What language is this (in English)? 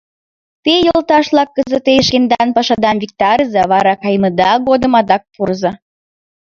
Mari